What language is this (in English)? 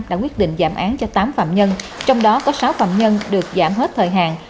Vietnamese